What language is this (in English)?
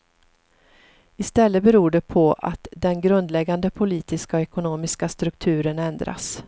Swedish